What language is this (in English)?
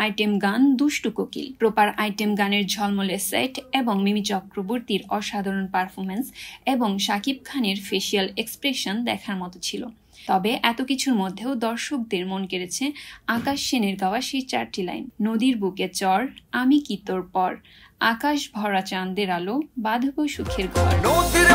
Bangla